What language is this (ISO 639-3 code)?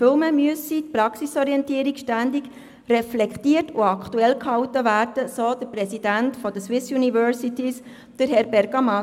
gsw